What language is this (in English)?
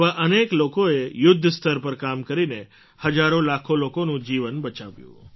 Gujarati